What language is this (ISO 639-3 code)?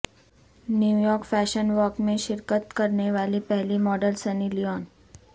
urd